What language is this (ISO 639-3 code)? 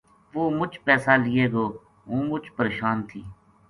gju